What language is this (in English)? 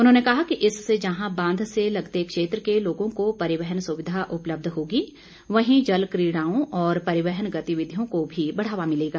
Hindi